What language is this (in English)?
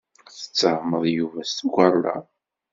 Kabyle